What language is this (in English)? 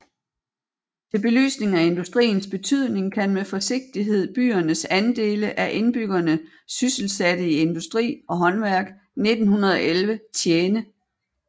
Danish